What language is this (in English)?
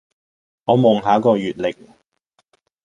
Cantonese